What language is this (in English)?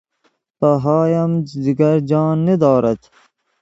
Persian